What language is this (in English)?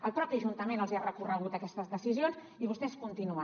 Catalan